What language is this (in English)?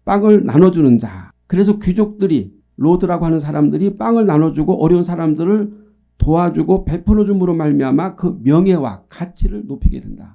Korean